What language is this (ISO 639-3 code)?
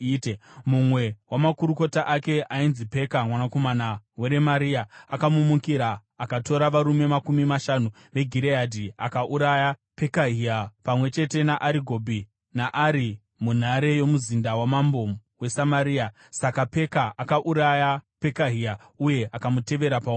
sna